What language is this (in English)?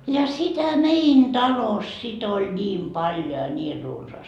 Finnish